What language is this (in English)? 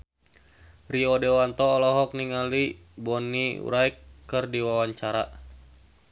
Sundanese